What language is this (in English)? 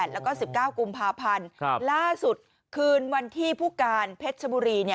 Thai